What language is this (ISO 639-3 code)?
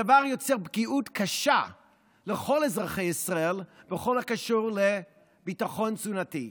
heb